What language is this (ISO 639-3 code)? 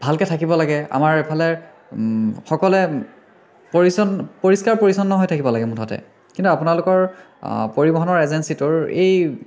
asm